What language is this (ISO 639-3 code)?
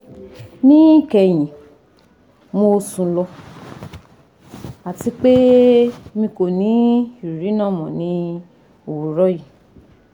yor